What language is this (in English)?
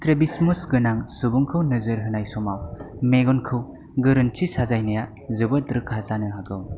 Bodo